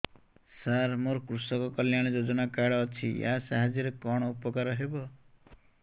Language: Odia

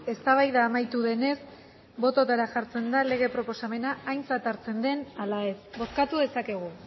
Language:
Basque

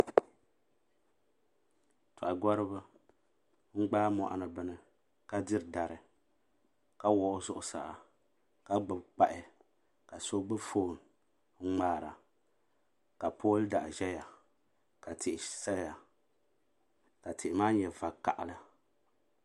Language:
Dagbani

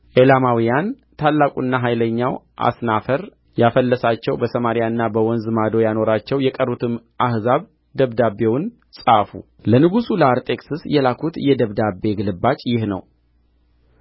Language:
Amharic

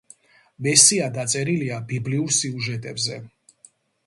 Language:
Georgian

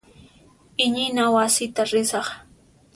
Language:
Puno Quechua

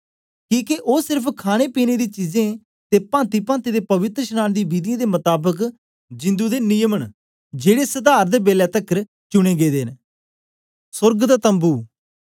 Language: Dogri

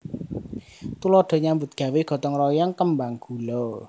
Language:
Javanese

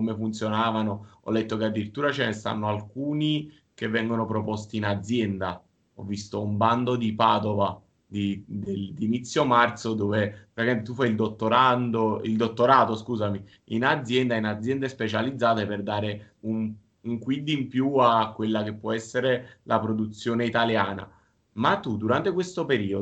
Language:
Italian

